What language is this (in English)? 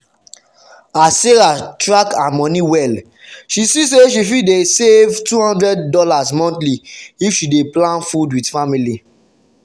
Nigerian Pidgin